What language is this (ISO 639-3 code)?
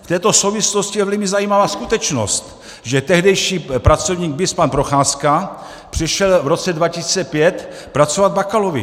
ces